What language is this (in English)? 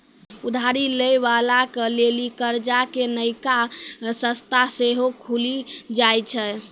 Maithili